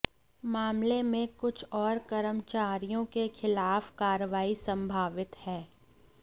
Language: Hindi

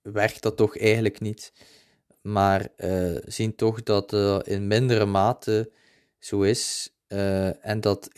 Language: Dutch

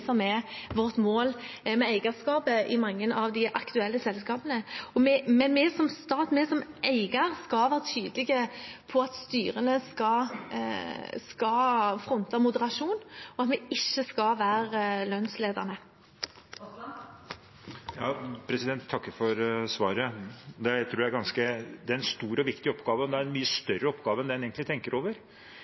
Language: Norwegian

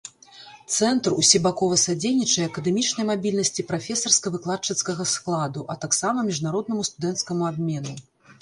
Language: Belarusian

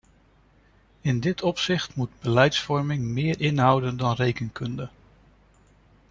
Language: Dutch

